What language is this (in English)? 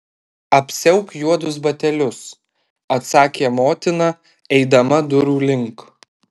Lithuanian